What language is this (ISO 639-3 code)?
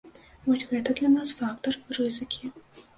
bel